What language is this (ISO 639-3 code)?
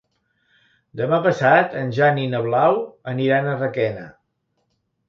cat